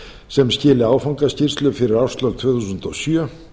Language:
Icelandic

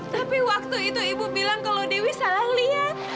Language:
Indonesian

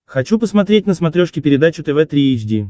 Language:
Russian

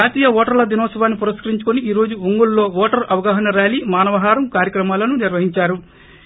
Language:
Telugu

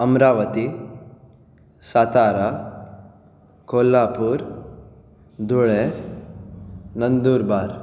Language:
Konkani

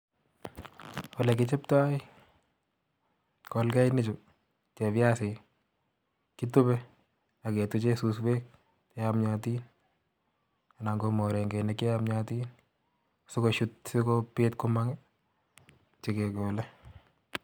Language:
Kalenjin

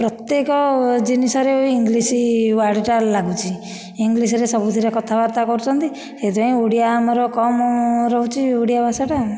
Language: Odia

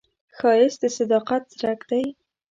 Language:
Pashto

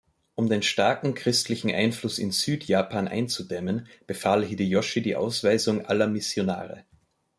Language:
German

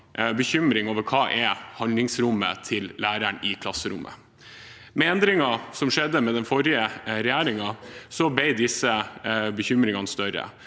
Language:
Norwegian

